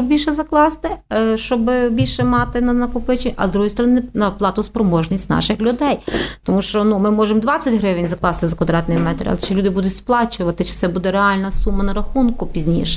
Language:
Ukrainian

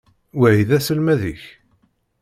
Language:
Kabyle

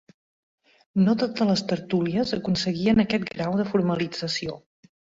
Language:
Catalan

